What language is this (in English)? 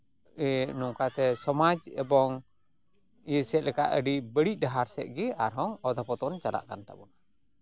Santali